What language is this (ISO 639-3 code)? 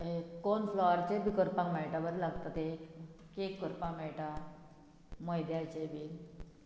kok